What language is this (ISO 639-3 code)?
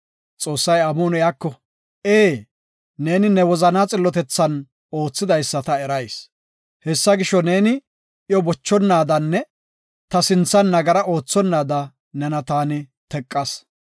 gof